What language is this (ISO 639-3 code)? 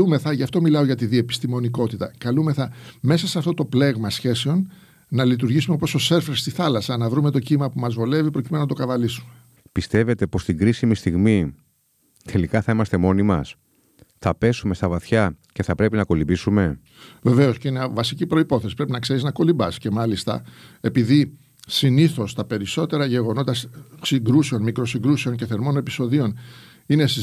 ell